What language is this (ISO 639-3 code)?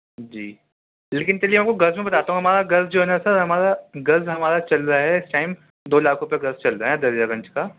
urd